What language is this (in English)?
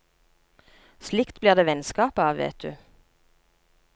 Norwegian